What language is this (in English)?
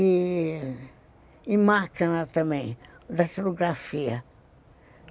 Portuguese